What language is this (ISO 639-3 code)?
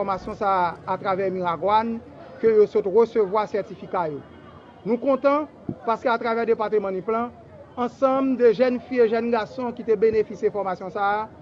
fra